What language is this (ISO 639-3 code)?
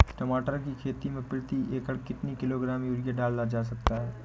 hin